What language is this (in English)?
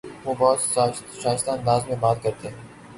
Urdu